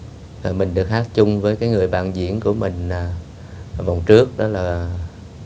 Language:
Vietnamese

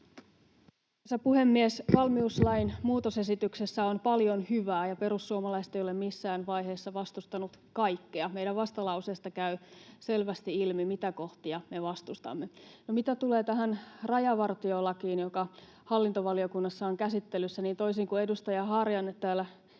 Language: Finnish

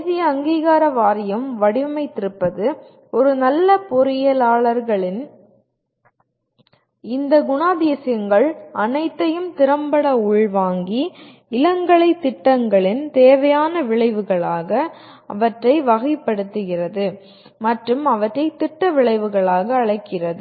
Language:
Tamil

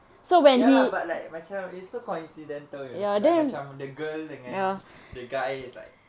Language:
English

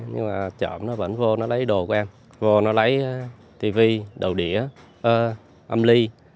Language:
Vietnamese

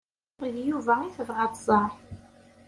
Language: Kabyle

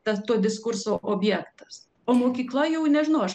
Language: Lithuanian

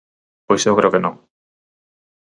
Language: Galician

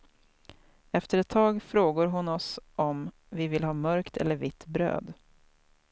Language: Swedish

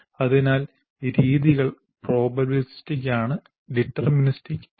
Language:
Malayalam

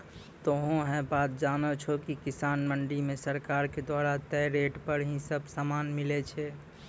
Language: Maithili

